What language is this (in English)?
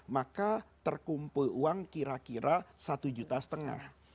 Indonesian